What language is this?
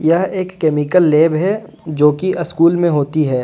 Hindi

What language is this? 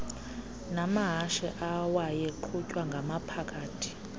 Xhosa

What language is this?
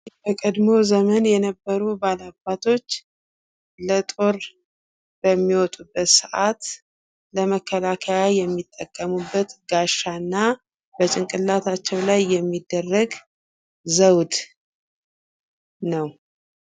Amharic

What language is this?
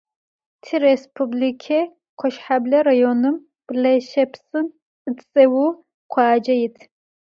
Adyghe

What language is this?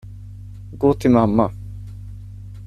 Swedish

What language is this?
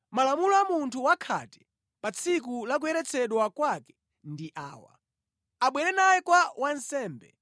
Nyanja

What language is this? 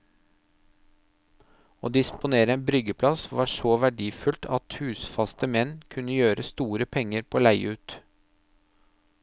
Norwegian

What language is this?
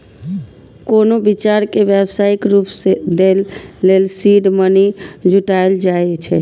Maithili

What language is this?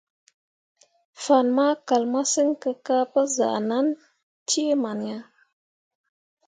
Mundang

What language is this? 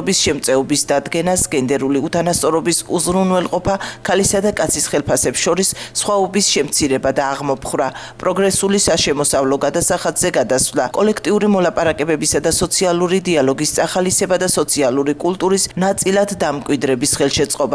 Turkish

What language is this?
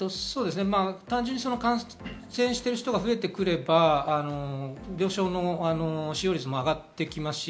Japanese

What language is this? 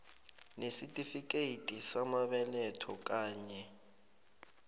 South Ndebele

